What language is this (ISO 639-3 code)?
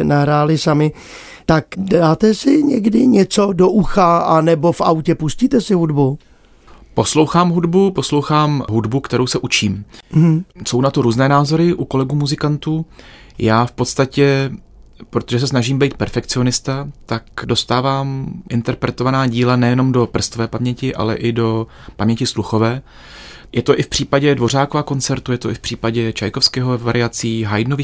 ces